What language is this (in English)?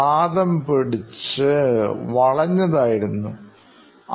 Malayalam